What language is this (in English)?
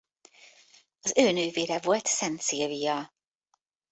Hungarian